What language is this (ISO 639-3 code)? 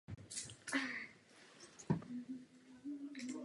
ces